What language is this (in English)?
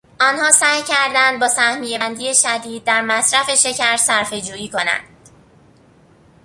Persian